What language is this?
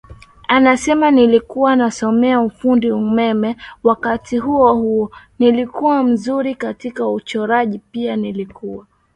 Swahili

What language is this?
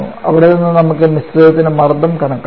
Malayalam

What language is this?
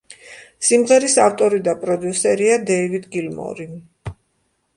Georgian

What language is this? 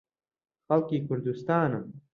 Central Kurdish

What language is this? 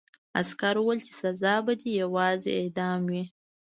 Pashto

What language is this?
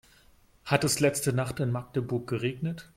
German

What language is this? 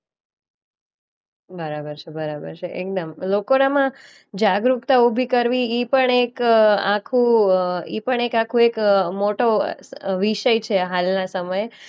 Gujarati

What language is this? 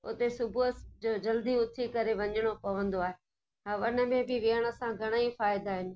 Sindhi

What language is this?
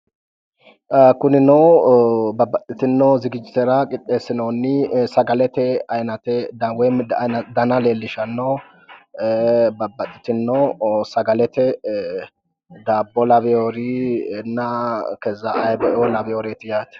Sidamo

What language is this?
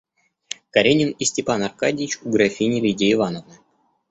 Russian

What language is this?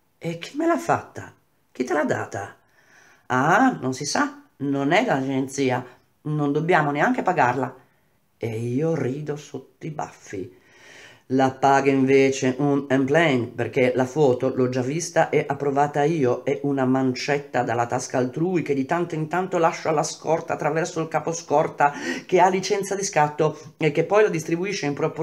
Italian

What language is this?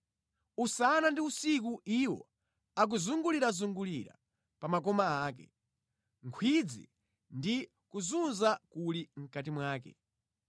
Nyanja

